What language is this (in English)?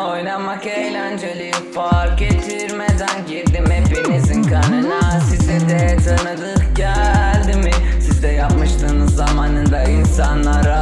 Turkish